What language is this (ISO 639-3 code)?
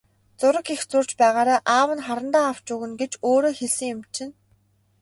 mon